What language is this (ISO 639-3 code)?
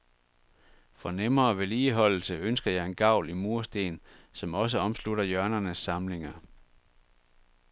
dan